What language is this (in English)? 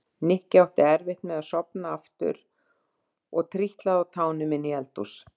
Icelandic